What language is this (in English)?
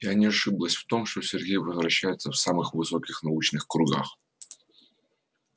Russian